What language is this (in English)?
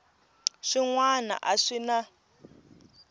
Tsonga